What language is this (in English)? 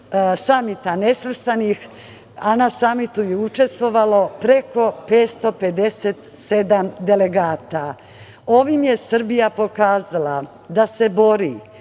Serbian